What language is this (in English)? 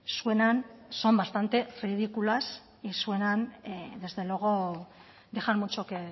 Spanish